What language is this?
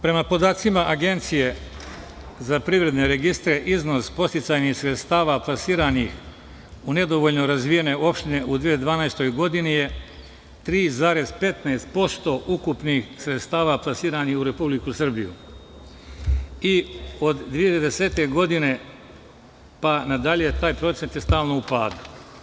Serbian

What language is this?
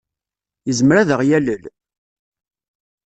Kabyle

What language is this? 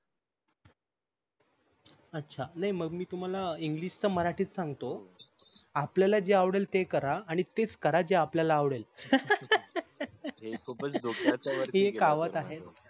Marathi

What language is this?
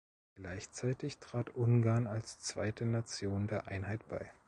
German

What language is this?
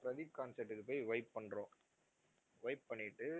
Tamil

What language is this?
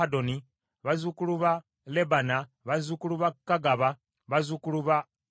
Ganda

